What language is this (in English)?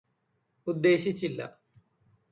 Malayalam